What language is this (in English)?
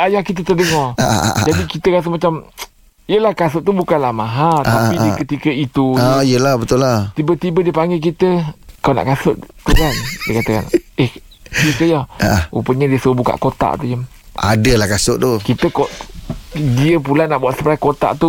Malay